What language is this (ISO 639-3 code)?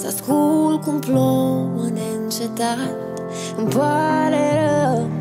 ron